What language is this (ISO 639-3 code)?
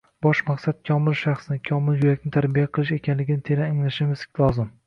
uzb